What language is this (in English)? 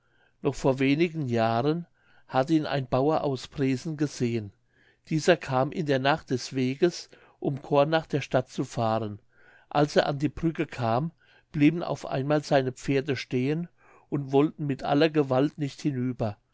German